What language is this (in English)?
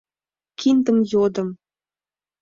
Mari